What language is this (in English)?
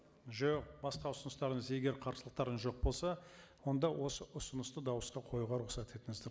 Kazakh